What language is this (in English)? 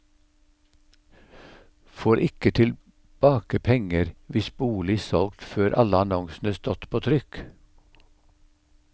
Norwegian